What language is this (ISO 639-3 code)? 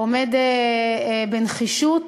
heb